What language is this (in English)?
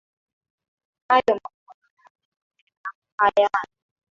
Swahili